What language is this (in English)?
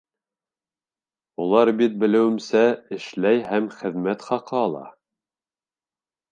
Bashkir